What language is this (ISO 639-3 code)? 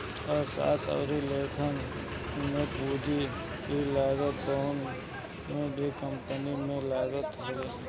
bho